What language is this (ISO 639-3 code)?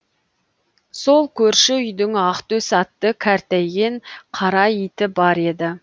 kaz